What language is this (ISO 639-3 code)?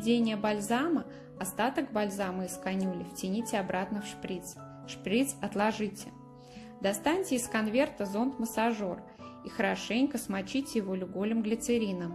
rus